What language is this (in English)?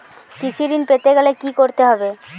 Bangla